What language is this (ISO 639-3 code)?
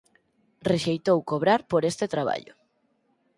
glg